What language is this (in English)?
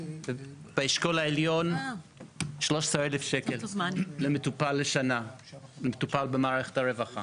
Hebrew